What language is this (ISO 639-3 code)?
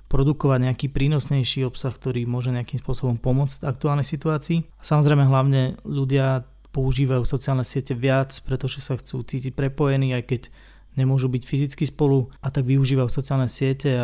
slk